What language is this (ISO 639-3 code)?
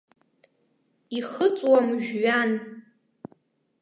abk